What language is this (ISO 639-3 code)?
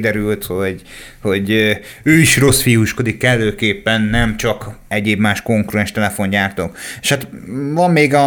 hun